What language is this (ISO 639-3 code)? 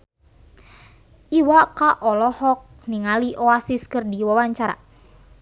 sun